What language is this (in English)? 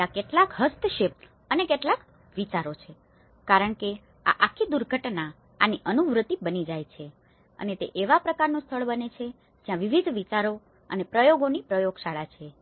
Gujarati